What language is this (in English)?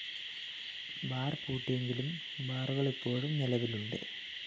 Malayalam